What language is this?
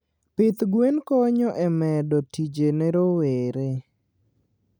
Luo (Kenya and Tanzania)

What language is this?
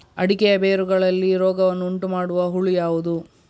Kannada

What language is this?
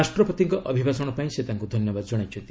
Odia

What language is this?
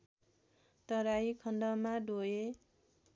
Nepali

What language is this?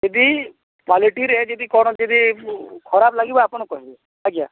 Odia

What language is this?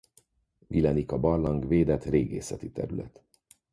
Hungarian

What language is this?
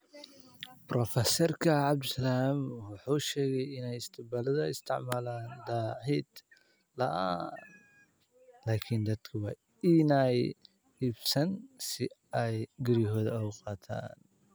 Somali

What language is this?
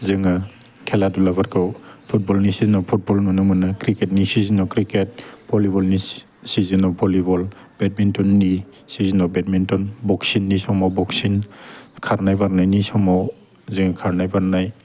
Bodo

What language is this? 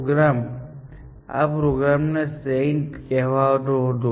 Gujarati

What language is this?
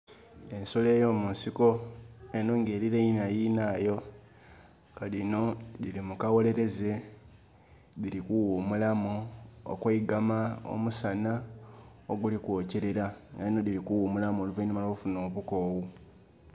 Soga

